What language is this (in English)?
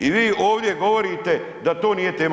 Croatian